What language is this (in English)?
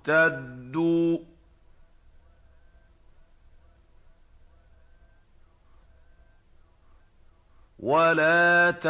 Arabic